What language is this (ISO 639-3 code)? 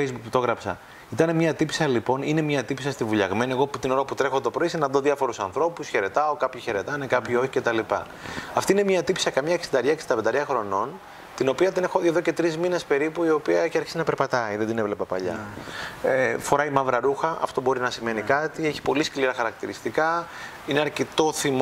ell